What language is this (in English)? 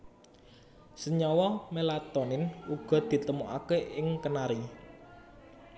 Javanese